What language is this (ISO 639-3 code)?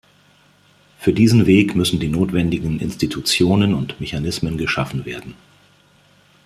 deu